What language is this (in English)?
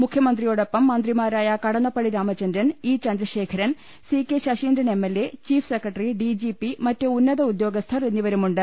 Malayalam